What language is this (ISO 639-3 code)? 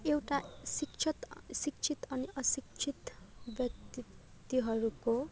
nep